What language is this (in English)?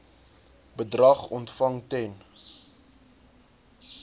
Afrikaans